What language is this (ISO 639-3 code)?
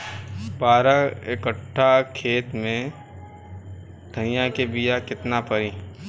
bho